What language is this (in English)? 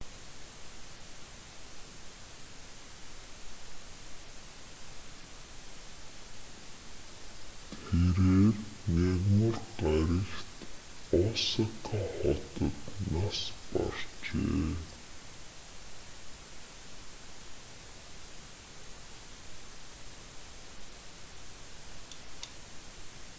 Mongolian